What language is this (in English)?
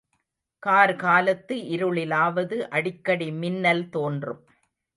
Tamil